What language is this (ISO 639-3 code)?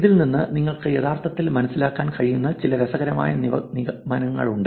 mal